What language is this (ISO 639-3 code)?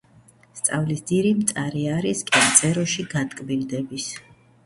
kat